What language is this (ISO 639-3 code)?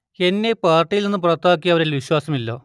mal